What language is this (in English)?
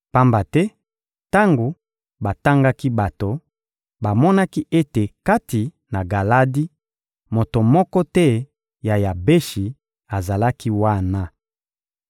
Lingala